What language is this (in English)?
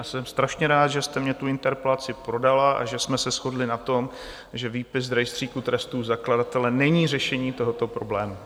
Czech